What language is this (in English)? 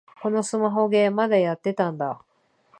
Japanese